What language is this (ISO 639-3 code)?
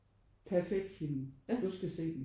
dan